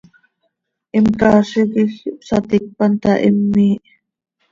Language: Seri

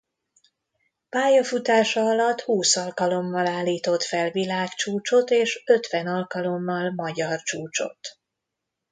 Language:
Hungarian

